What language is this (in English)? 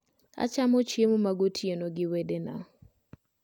Luo (Kenya and Tanzania)